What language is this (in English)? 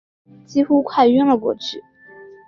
Chinese